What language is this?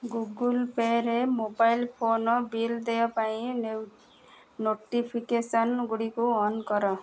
Odia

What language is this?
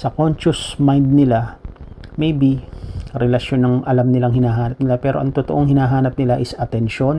Filipino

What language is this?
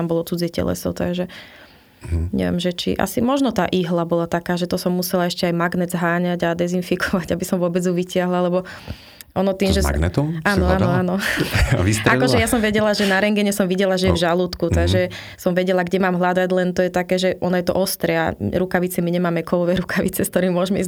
Slovak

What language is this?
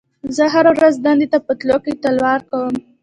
Pashto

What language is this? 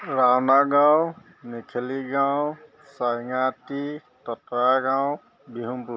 Assamese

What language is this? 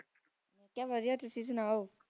Punjabi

